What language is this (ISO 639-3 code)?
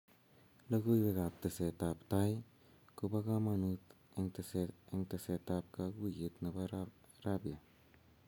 kln